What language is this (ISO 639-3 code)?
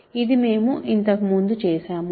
tel